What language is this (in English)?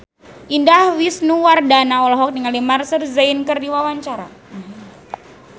Sundanese